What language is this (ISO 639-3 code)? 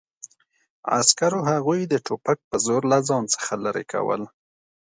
pus